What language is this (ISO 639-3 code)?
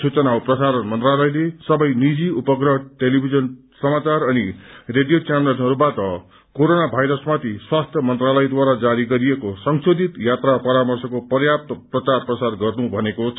nep